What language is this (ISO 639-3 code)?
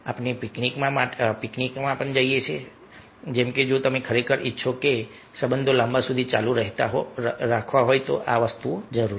guj